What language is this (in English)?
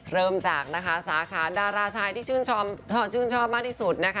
Thai